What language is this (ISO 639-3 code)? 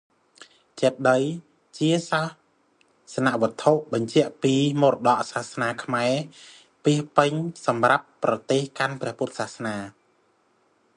khm